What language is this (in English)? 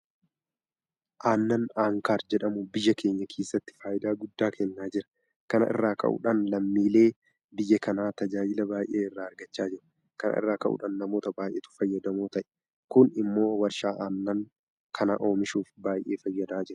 Oromo